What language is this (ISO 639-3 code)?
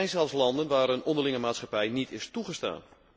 nld